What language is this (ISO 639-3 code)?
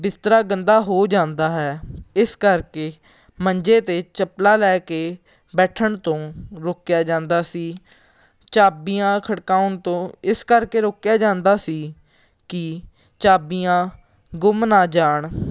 pan